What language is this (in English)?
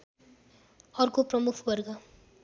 Nepali